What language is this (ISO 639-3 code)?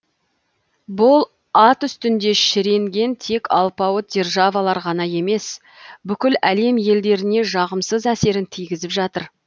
kaz